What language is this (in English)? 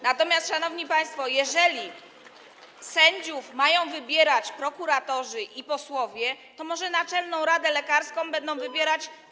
Polish